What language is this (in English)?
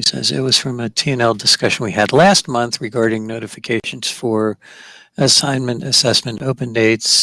English